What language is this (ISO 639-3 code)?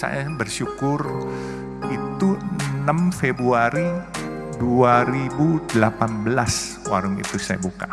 ind